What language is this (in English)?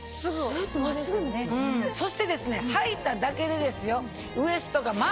Japanese